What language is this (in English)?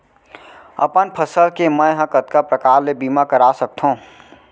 Chhattisgarhi